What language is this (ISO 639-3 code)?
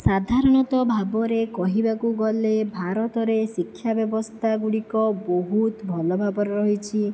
ori